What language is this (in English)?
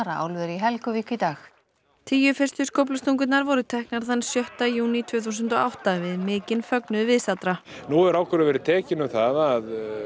Icelandic